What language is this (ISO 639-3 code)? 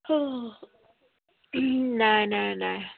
asm